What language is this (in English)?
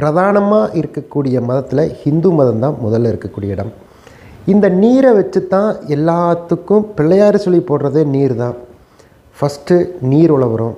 Arabic